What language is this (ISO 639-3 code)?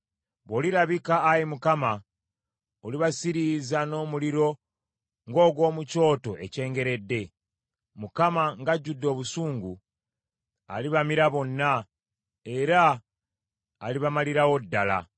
lug